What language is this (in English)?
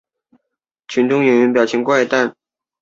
Chinese